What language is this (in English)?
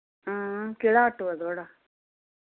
Dogri